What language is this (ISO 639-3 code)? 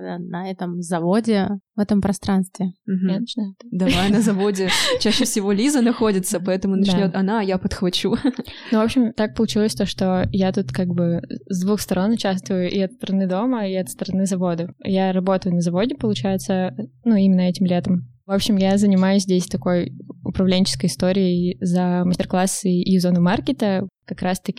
rus